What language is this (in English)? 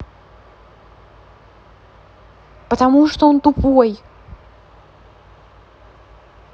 Russian